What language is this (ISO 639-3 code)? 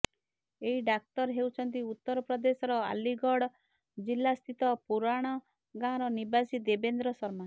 ori